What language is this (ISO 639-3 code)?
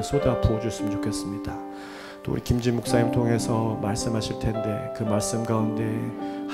kor